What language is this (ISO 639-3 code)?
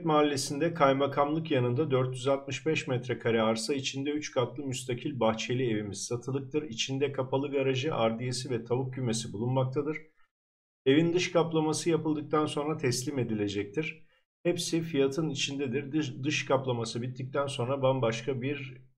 tur